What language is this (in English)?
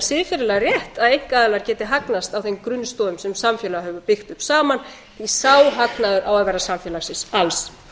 Icelandic